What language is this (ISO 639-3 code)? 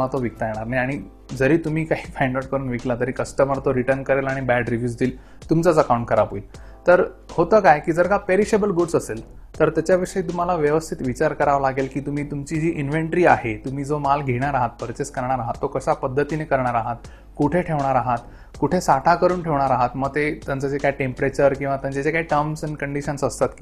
mar